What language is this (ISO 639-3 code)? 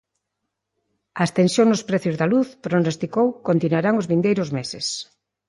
glg